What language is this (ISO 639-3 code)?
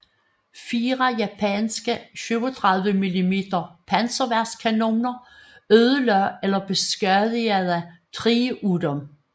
dan